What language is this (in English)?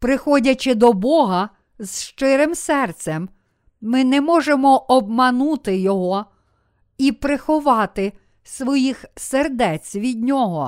Ukrainian